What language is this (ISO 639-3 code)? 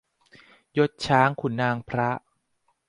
tha